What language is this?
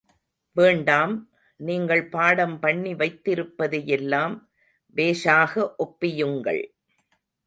Tamil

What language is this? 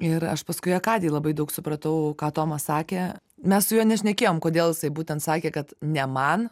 Lithuanian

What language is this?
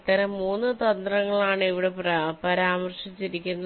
Malayalam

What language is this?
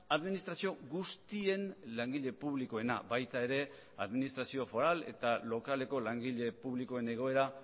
Basque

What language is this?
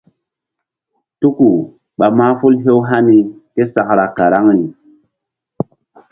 Mbum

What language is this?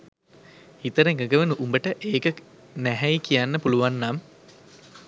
Sinhala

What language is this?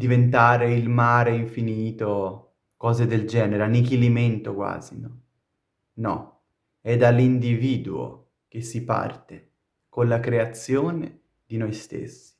Italian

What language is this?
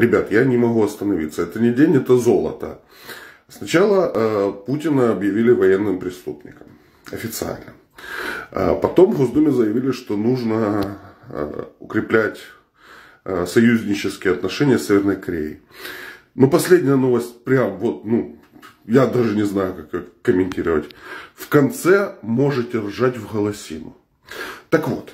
Russian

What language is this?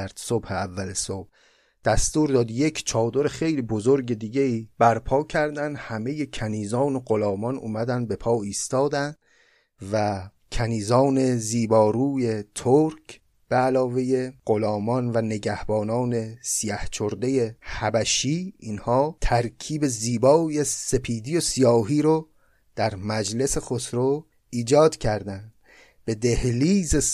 Persian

